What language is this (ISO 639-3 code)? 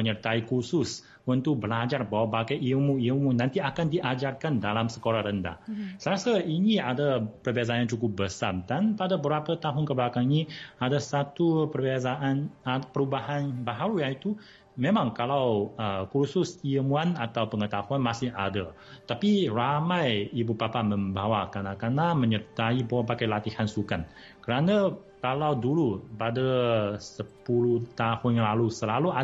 msa